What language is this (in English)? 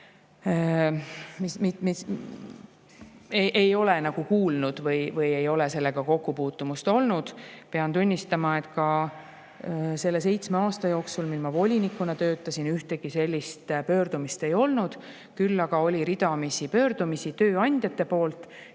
Estonian